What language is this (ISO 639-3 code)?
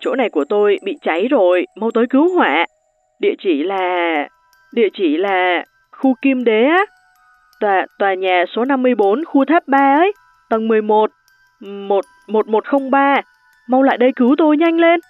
vie